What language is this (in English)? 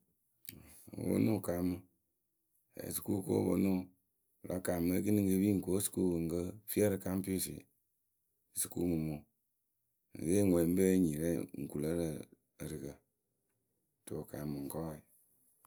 Akebu